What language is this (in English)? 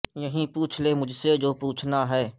Urdu